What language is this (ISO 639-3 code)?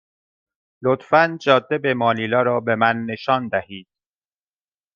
fas